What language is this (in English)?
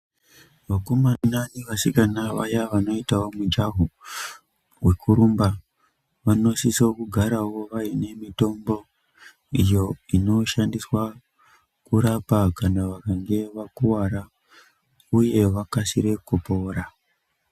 Ndau